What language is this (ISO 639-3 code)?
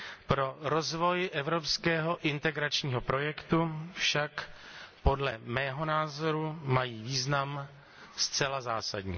ces